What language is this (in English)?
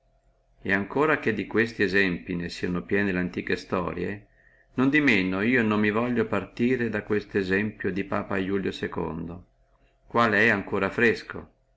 Italian